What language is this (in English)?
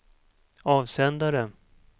Swedish